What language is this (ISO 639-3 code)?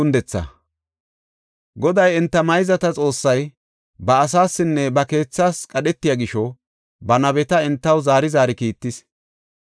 gof